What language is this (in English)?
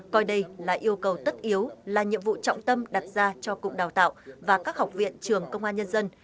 Vietnamese